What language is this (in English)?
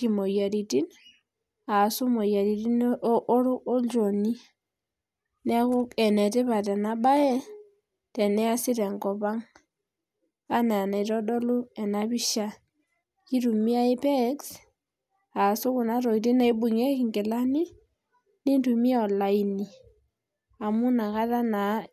Masai